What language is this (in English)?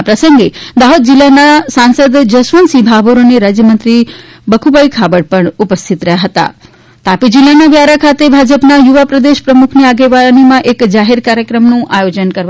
Gujarati